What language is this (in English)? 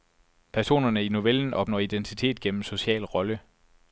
Danish